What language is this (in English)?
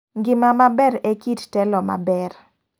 Luo (Kenya and Tanzania)